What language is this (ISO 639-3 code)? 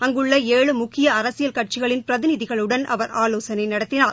tam